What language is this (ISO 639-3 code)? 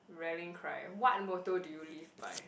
eng